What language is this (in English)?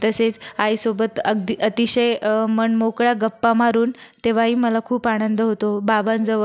Marathi